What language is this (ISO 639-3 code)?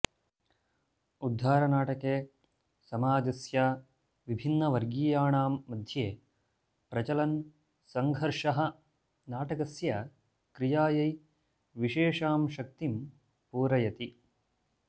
san